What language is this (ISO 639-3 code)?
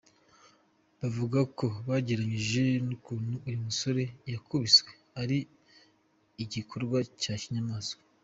kin